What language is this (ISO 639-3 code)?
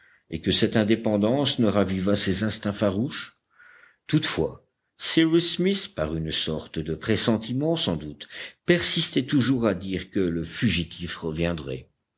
fra